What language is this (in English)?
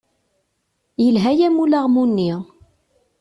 Kabyle